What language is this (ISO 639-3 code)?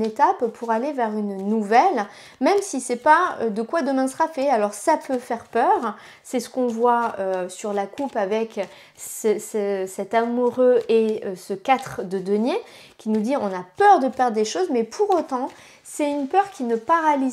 fra